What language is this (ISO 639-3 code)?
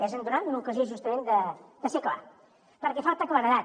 cat